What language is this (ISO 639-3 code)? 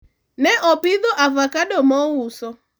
luo